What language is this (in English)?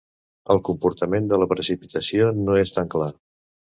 Catalan